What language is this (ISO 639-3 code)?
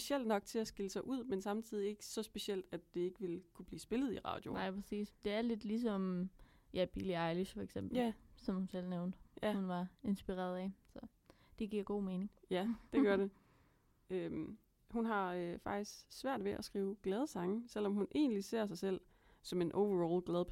dan